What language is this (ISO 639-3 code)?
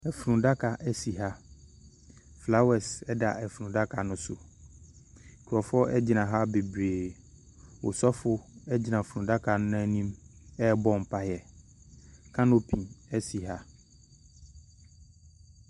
aka